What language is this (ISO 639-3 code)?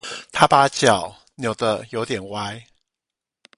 zho